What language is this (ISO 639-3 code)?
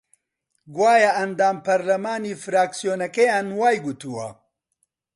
ckb